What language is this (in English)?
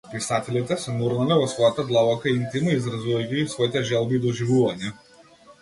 Macedonian